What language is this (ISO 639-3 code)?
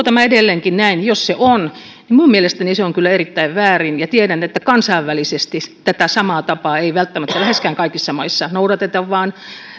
fin